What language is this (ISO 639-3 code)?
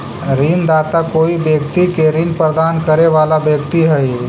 mag